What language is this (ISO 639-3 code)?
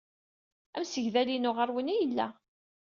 kab